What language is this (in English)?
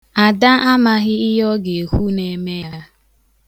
Igbo